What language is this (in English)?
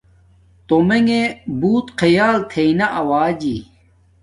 Domaaki